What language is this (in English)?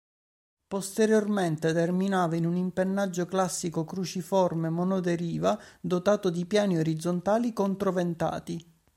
Italian